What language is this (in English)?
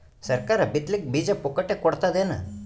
Kannada